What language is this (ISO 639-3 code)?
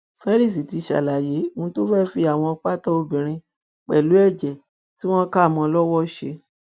yor